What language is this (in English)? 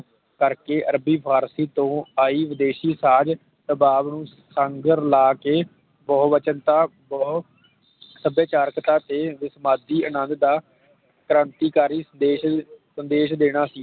Punjabi